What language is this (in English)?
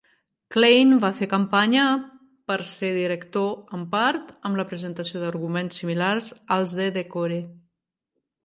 Catalan